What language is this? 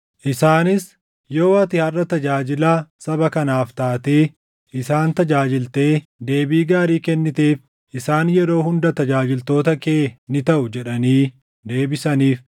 Oromo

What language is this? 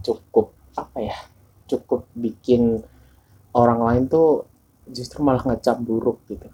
Indonesian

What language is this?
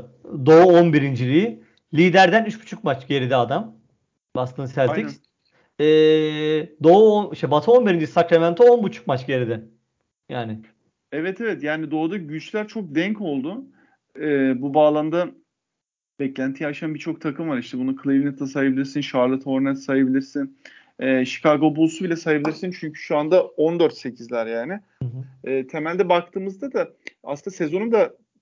Turkish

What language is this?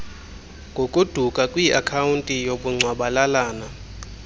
Xhosa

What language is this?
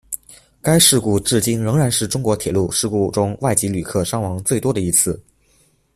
Chinese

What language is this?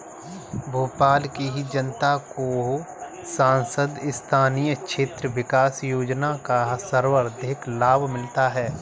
Hindi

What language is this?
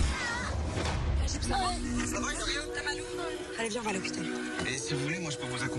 French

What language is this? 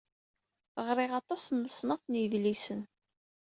Kabyle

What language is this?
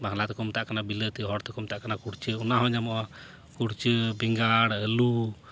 Santali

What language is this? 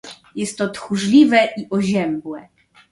Polish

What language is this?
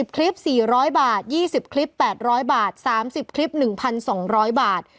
Thai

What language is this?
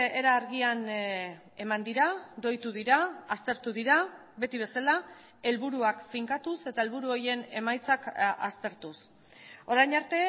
Basque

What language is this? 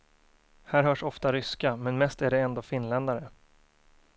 Swedish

